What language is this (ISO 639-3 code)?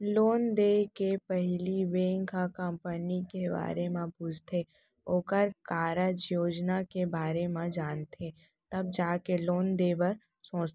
hne